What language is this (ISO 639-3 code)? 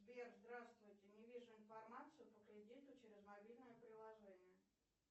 rus